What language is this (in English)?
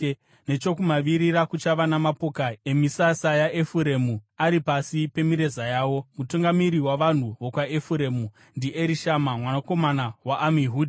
Shona